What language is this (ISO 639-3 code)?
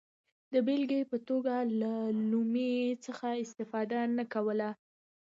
pus